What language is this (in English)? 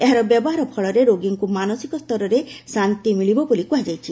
Odia